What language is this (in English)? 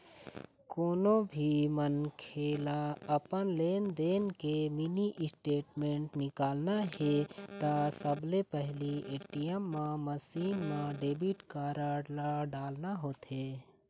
Chhattisgarhi